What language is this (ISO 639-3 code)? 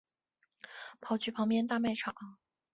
zho